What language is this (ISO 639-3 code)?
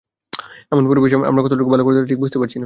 ben